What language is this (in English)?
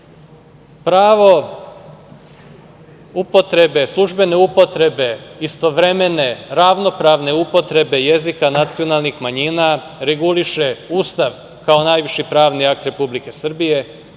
Serbian